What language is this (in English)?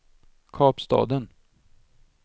Swedish